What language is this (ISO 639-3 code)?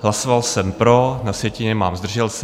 ces